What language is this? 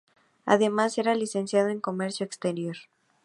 Spanish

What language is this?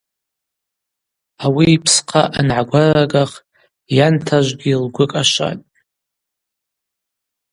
Abaza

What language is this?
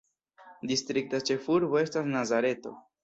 Esperanto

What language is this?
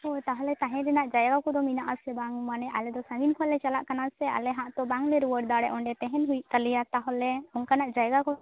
Santali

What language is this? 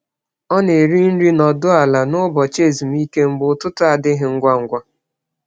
Igbo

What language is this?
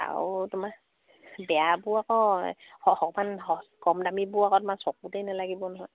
Assamese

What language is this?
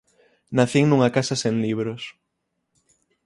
Galician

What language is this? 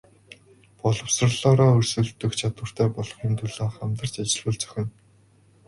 Mongolian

